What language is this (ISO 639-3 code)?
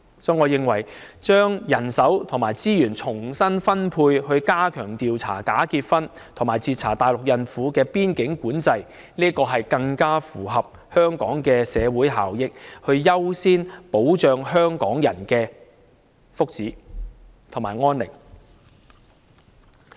yue